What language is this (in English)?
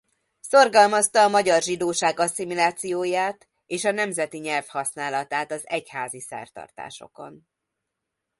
Hungarian